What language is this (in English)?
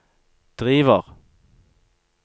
Norwegian